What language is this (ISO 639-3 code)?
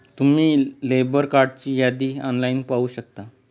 mar